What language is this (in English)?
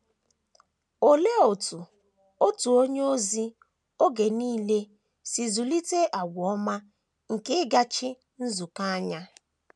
Igbo